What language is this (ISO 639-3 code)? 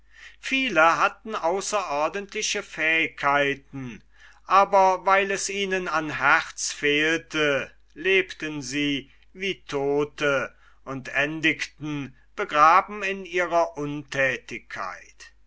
deu